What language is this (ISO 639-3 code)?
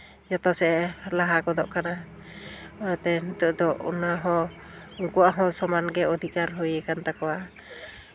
sat